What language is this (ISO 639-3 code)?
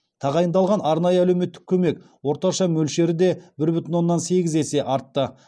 kaz